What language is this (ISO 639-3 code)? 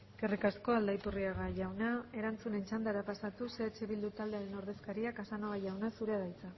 eus